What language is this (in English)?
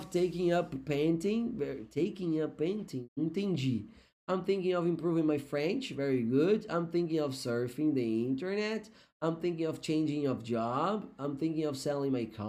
Portuguese